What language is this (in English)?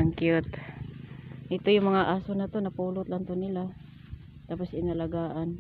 Filipino